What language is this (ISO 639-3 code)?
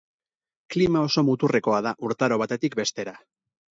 eus